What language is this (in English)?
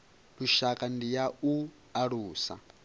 Venda